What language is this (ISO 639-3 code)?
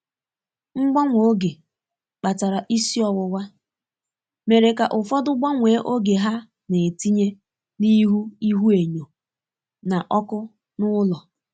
ibo